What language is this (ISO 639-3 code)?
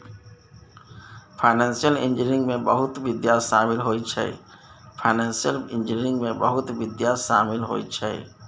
mai